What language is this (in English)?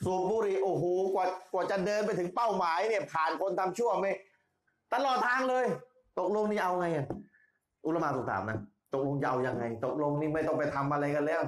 Thai